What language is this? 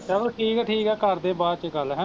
Punjabi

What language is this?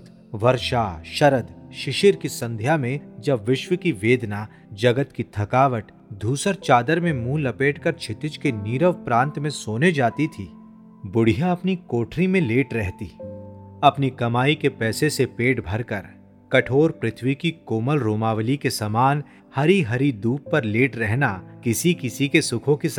Hindi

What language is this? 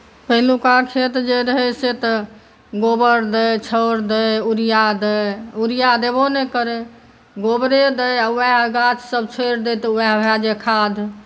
Maithili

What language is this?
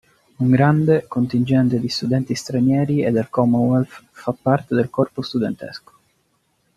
Italian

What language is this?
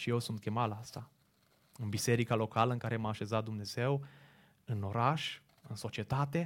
Romanian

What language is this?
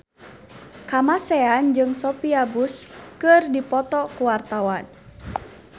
Sundanese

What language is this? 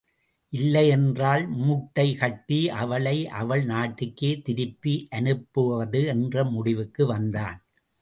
Tamil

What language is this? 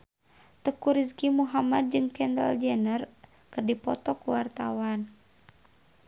Sundanese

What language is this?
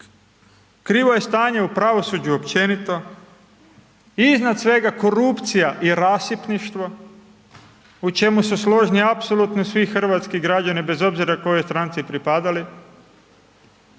Croatian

